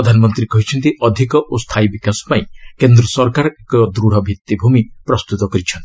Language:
Odia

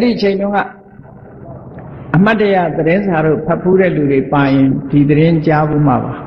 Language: Thai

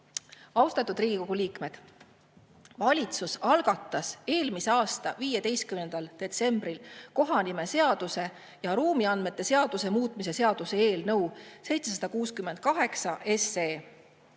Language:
Estonian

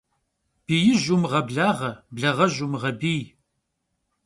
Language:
Kabardian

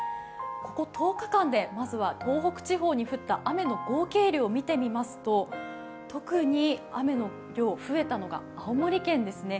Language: Japanese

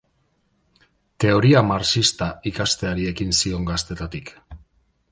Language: Basque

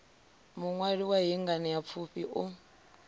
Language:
Venda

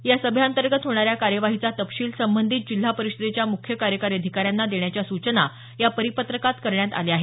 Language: Marathi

